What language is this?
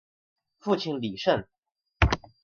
Chinese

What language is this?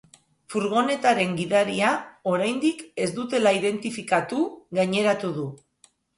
Basque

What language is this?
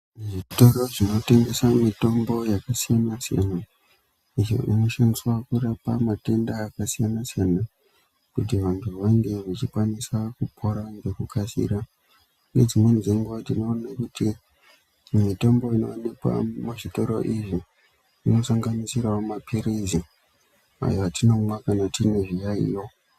Ndau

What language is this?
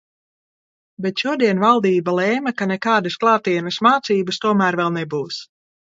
Latvian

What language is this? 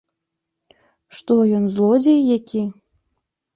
Belarusian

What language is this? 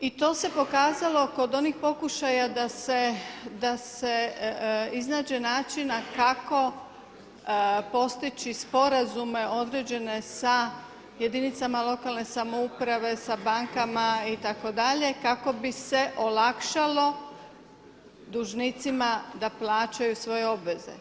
Croatian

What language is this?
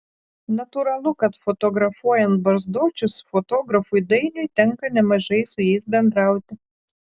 Lithuanian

